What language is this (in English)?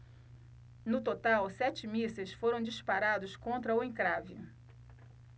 Portuguese